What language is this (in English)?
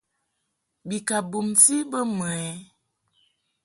Mungaka